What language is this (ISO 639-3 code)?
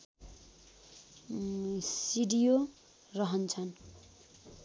nep